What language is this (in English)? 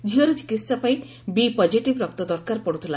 Odia